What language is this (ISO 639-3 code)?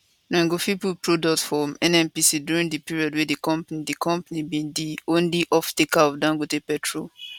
pcm